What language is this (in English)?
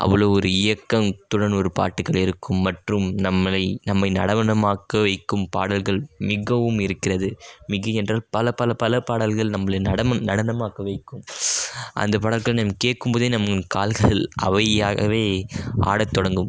Tamil